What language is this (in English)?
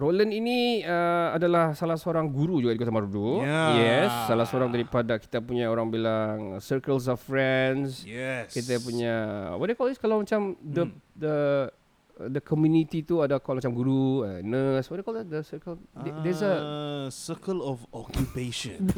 Malay